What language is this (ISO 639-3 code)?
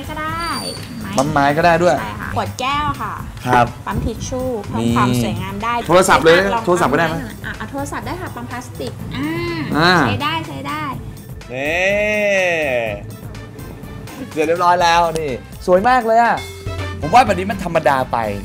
tha